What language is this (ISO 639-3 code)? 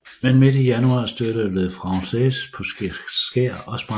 dan